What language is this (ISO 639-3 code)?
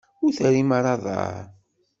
kab